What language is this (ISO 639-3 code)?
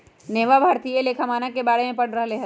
mag